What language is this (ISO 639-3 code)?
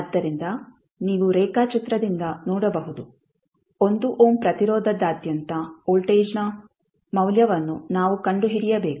kan